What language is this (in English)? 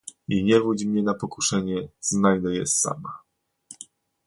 Polish